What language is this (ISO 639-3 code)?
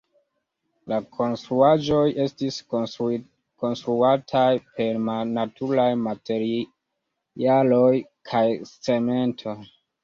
epo